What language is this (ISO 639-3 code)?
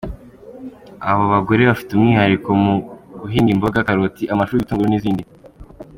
kin